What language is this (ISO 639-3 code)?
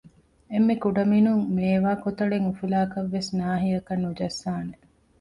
div